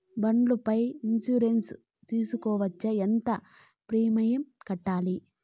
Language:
Telugu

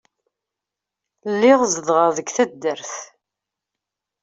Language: Kabyle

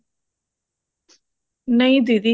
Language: Punjabi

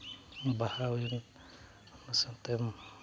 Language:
Santali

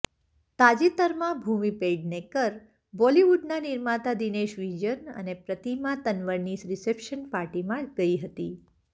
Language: Gujarati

